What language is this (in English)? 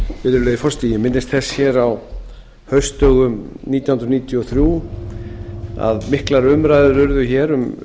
Icelandic